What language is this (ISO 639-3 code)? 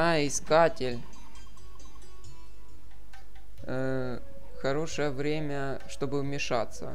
rus